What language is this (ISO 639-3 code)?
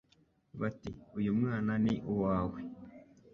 kin